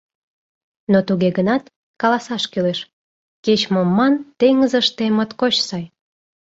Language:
Mari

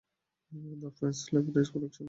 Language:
Bangla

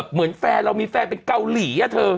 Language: Thai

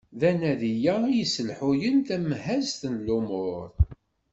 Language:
Kabyle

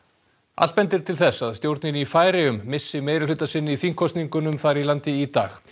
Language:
Icelandic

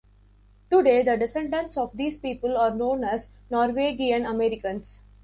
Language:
English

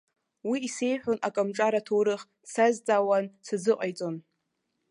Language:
Abkhazian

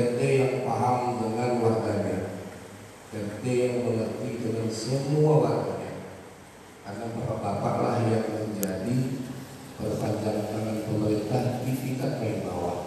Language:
Indonesian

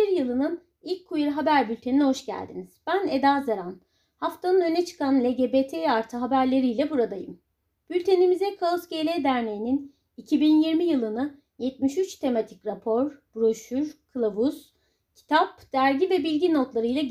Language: Turkish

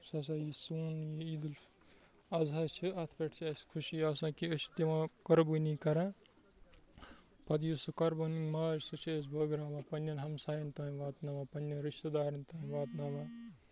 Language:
Kashmiri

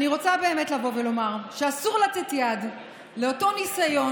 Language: Hebrew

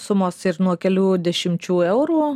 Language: Lithuanian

